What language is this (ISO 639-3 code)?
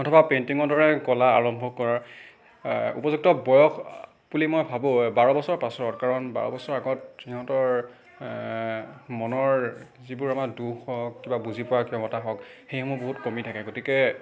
asm